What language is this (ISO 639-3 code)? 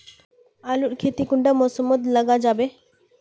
mag